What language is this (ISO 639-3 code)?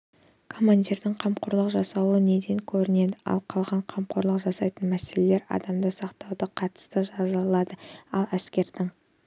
kaz